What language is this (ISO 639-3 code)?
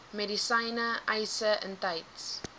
afr